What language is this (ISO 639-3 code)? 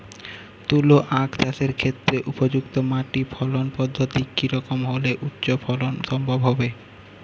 ben